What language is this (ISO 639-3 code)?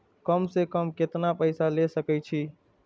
mai